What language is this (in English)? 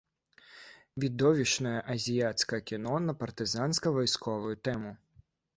Belarusian